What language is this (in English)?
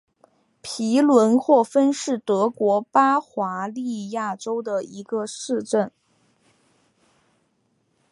Chinese